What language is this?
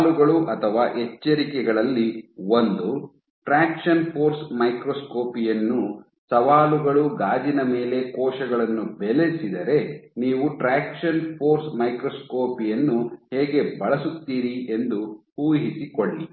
Kannada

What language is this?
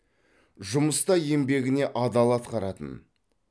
Kazakh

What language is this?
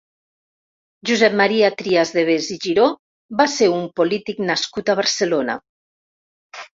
Catalan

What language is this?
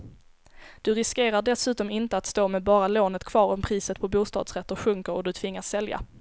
Swedish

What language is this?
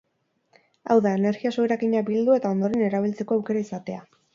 Basque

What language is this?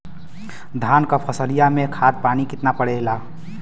Bhojpuri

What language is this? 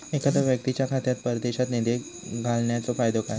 Marathi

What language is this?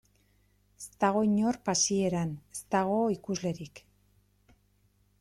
Basque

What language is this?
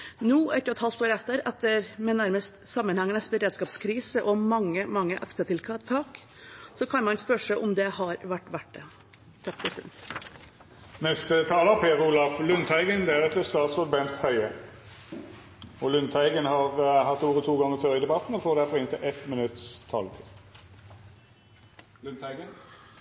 Norwegian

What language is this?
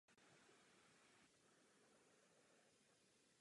Czech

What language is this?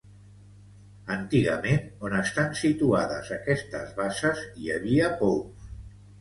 Catalan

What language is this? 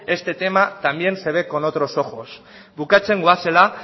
Spanish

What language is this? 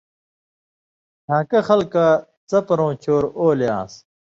Indus Kohistani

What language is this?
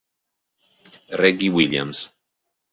Italian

